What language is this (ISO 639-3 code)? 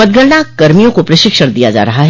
hin